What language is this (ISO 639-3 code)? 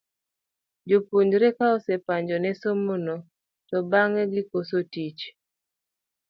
luo